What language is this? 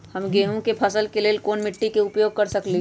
Magahi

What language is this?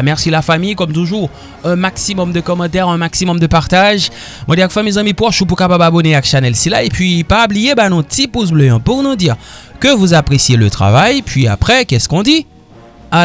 French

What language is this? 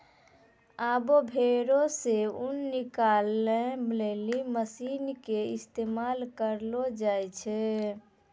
Maithili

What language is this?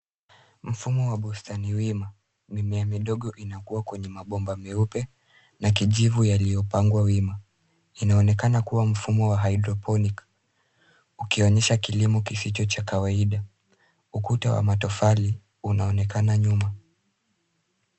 Swahili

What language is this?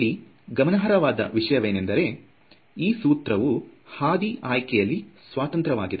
Kannada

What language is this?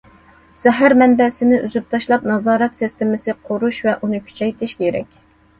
Uyghur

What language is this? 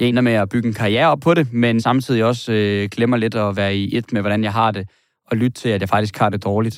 Danish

